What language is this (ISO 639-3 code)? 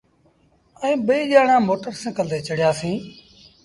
sbn